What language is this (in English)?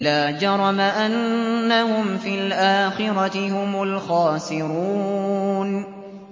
Arabic